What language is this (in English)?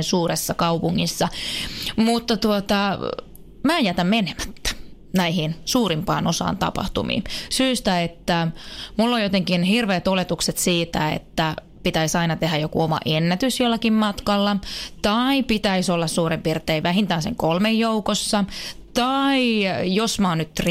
Finnish